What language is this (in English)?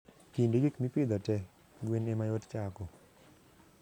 Luo (Kenya and Tanzania)